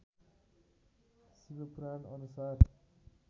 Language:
Nepali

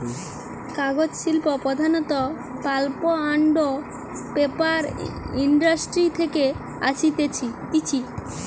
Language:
Bangla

